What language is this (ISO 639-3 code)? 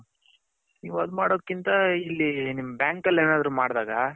kan